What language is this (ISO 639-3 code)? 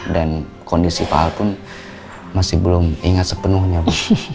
ind